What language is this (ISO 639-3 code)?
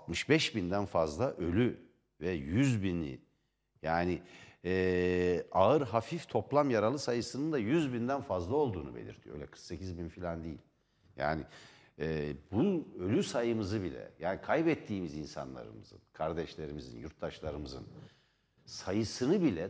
tur